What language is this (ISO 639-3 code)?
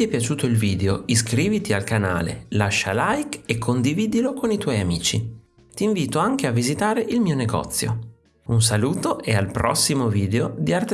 ita